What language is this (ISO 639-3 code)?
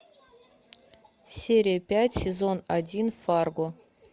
rus